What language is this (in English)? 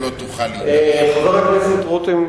Hebrew